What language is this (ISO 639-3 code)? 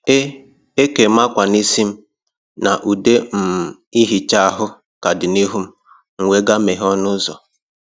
ibo